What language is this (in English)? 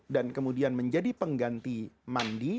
Indonesian